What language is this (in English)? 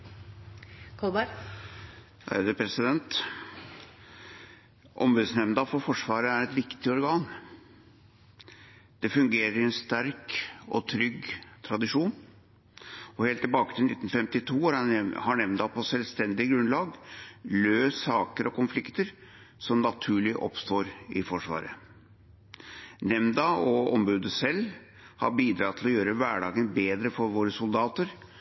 Norwegian Bokmål